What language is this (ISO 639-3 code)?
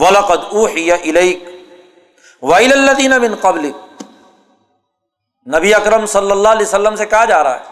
urd